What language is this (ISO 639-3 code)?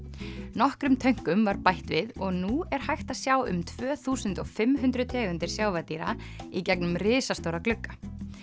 isl